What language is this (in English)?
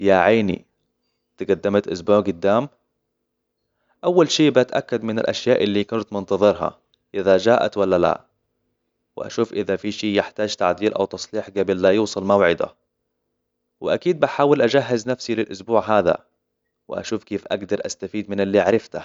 Hijazi Arabic